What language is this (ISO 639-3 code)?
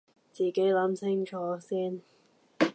yue